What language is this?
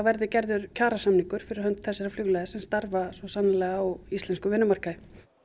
Icelandic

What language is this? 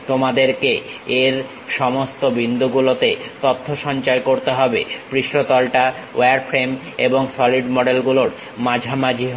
Bangla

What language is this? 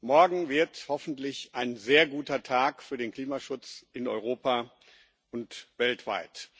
German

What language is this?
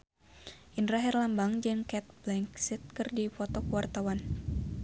Sundanese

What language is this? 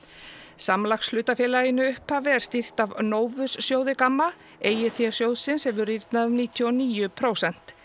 Icelandic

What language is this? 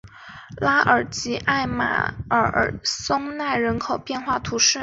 Chinese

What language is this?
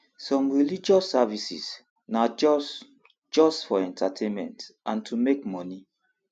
Nigerian Pidgin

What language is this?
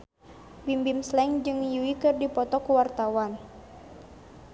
Sundanese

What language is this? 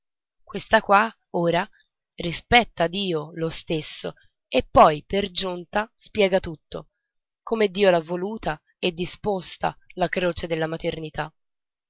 Italian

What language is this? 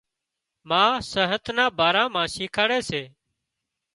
Wadiyara Koli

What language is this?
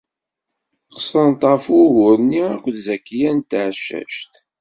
Kabyle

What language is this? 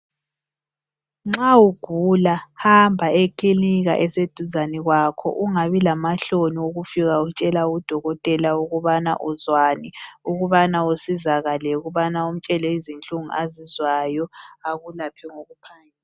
North Ndebele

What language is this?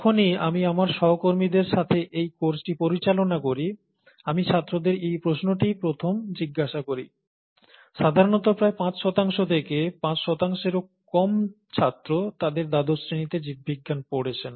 Bangla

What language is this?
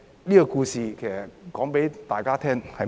Cantonese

